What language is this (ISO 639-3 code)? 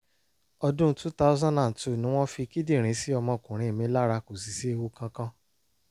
yor